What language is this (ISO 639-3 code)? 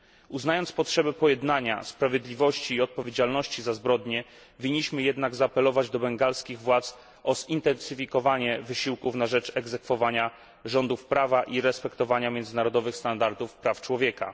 pol